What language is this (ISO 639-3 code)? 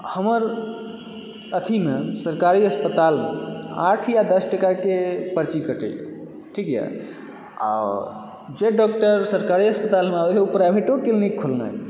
mai